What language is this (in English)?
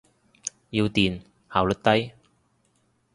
Cantonese